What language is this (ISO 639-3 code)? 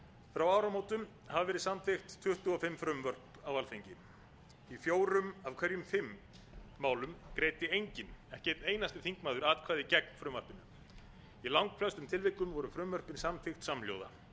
isl